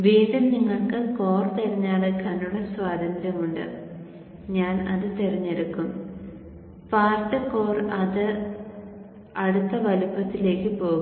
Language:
Malayalam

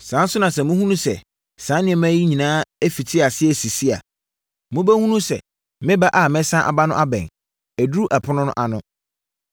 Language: Akan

